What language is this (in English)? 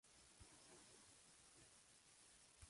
Spanish